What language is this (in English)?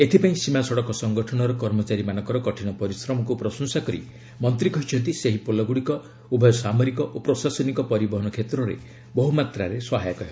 Odia